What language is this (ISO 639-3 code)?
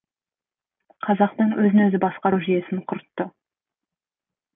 kaz